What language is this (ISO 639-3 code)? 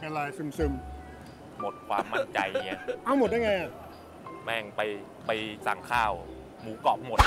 tha